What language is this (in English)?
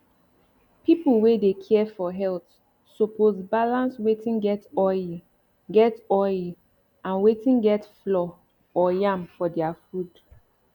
Nigerian Pidgin